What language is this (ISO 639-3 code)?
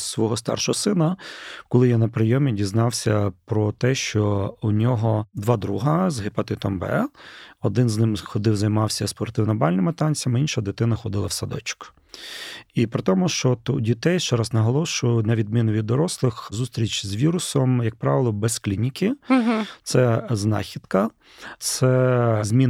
ukr